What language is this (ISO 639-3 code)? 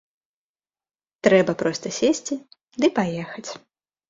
bel